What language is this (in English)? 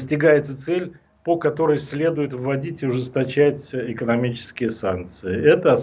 Russian